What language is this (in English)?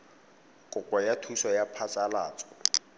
Tswana